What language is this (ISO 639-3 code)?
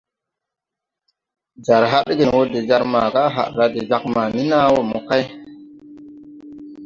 tui